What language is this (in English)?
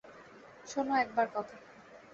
Bangla